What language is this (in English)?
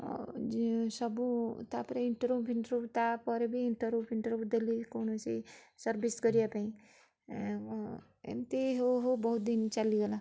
Odia